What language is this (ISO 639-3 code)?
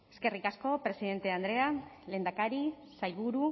eus